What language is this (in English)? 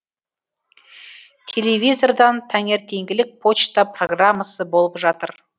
Kazakh